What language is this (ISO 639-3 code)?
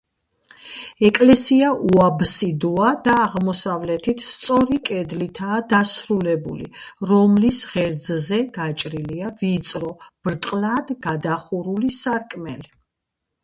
kat